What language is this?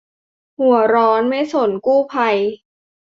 Thai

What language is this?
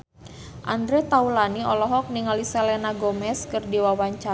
Sundanese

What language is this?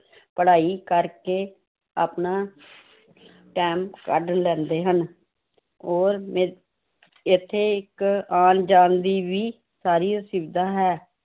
Punjabi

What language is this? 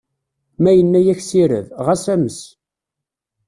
Kabyle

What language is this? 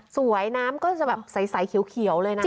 Thai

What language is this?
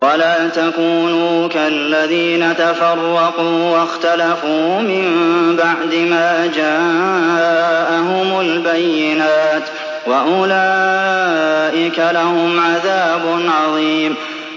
Arabic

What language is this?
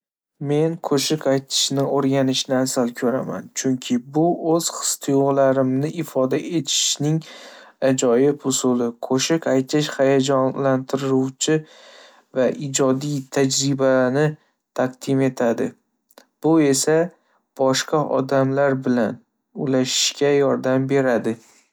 Uzbek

